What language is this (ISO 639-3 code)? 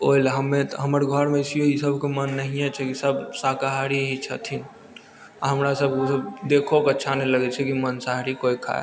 mai